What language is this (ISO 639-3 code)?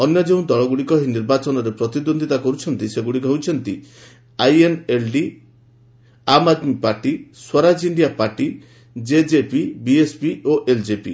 ori